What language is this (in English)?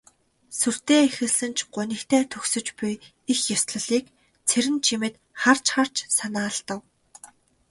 Mongolian